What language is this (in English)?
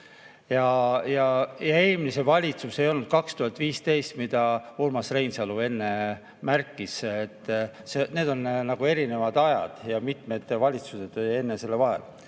Estonian